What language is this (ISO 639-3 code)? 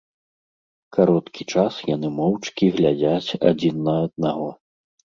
bel